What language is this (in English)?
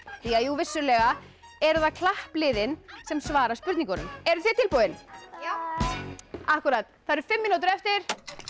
Icelandic